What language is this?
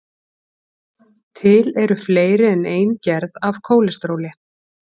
Icelandic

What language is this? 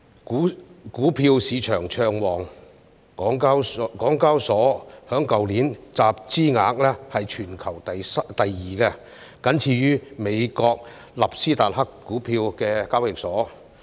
Cantonese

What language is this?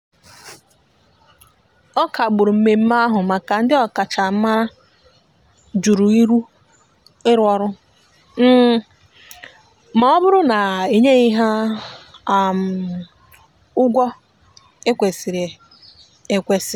Igbo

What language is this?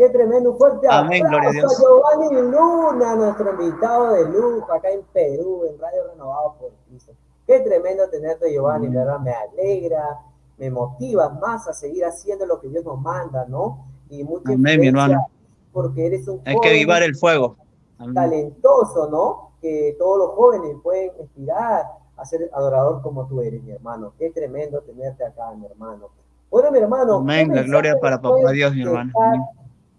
Spanish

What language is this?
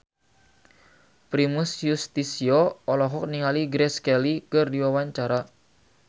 Sundanese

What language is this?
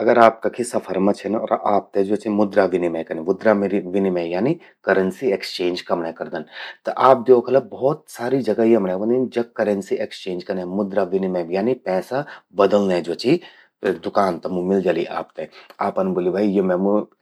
Garhwali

